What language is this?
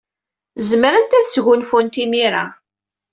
Kabyle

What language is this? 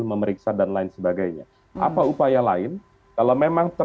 Indonesian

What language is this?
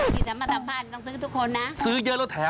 Thai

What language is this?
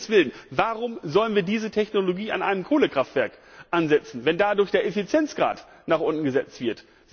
German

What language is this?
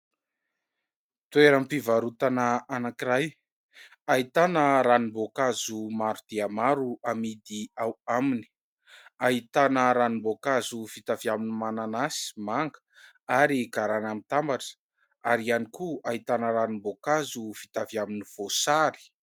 Malagasy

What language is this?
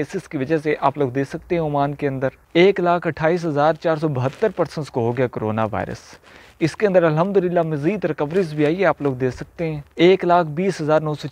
Dutch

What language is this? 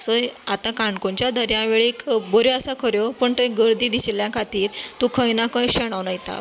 Konkani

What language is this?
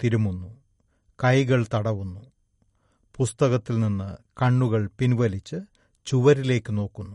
Malayalam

